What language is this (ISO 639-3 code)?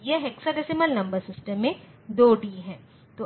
hin